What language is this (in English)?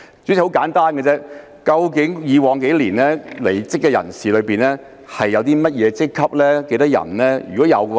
Cantonese